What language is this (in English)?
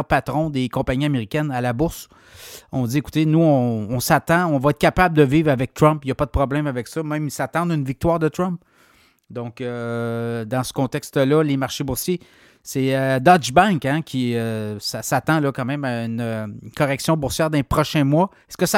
French